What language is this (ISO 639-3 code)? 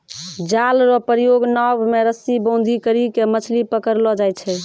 mai